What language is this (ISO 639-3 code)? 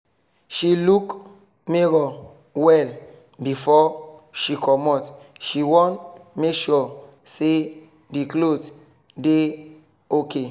pcm